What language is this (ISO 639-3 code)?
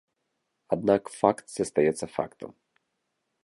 bel